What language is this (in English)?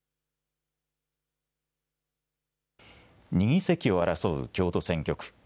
Japanese